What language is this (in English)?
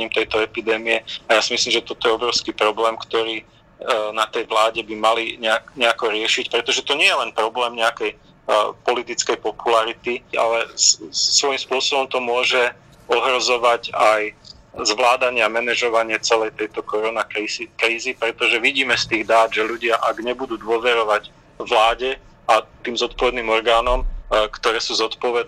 Slovak